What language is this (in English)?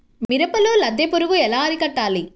Telugu